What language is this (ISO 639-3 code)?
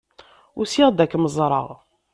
kab